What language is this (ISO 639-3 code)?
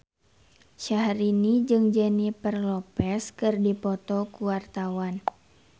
sun